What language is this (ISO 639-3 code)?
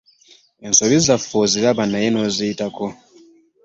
lug